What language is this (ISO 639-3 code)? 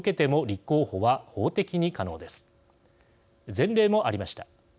jpn